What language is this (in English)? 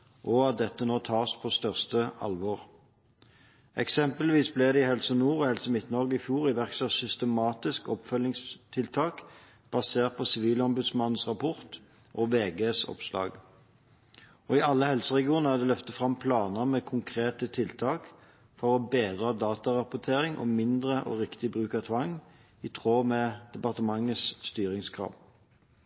Norwegian Bokmål